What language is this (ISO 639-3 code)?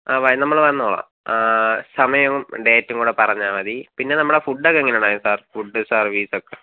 mal